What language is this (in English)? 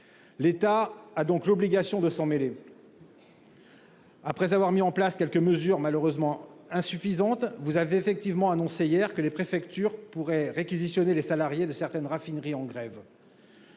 French